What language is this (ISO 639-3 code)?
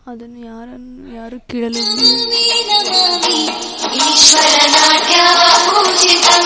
kan